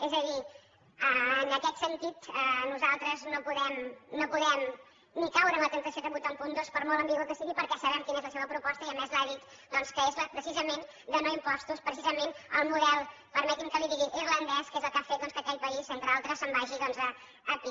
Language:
Catalan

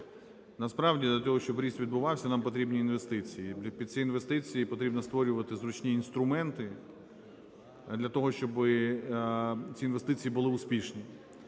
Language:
Ukrainian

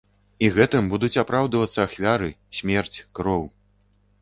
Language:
Belarusian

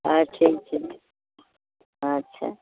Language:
Maithili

